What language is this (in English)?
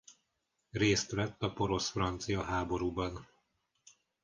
Hungarian